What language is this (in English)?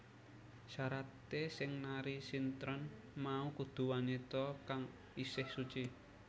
Javanese